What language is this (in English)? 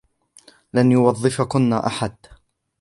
Arabic